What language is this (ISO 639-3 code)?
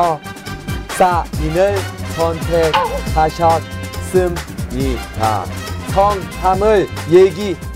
kor